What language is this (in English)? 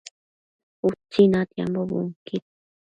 Matsés